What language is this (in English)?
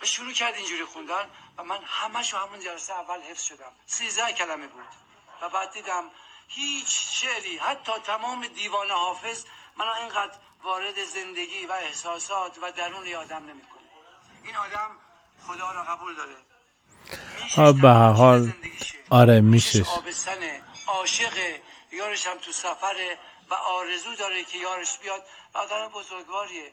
Persian